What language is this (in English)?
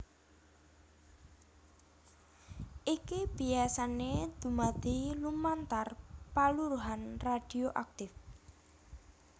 Javanese